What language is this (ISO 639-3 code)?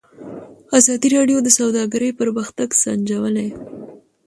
pus